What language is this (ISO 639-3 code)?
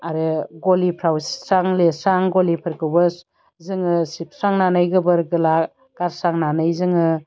brx